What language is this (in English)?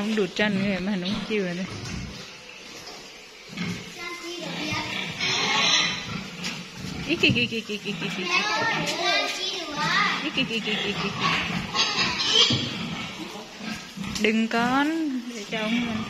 Vietnamese